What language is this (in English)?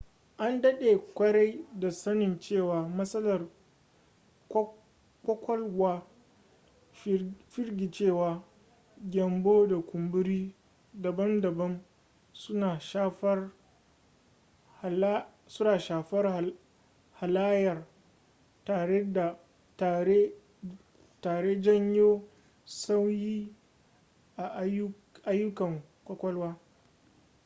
Hausa